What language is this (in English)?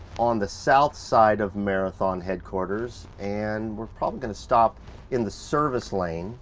English